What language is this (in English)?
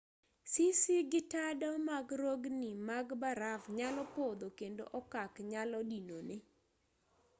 Luo (Kenya and Tanzania)